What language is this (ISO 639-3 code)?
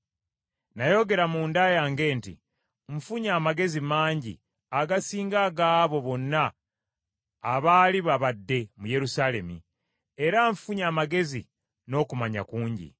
lug